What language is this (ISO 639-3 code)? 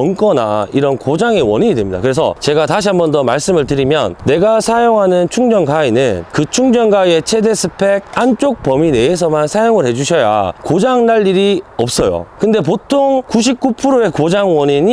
kor